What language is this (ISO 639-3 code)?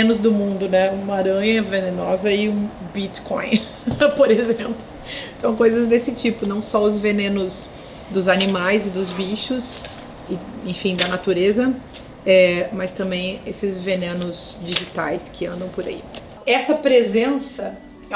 por